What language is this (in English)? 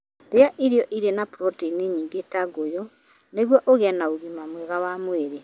Kikuyu